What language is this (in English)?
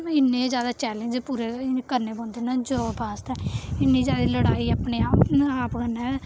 Dogri